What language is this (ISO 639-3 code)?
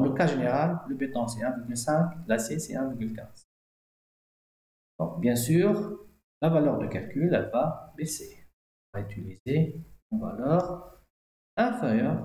fra